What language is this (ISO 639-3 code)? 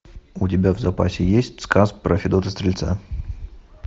rus